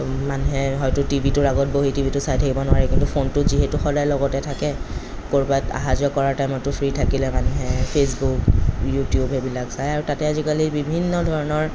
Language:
Assamese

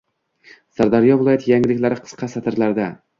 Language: Uzbek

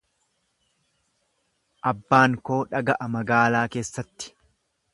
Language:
Oromo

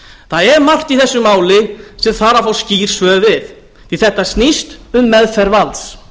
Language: Icelandic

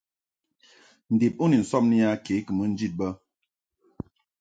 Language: Mungaka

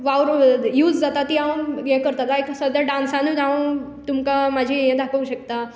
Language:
Konkani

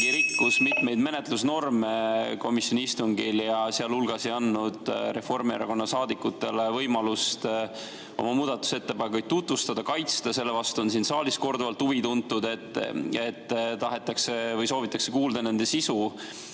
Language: Estonian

